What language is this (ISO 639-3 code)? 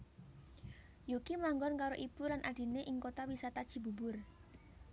jav